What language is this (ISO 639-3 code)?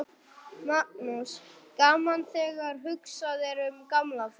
isl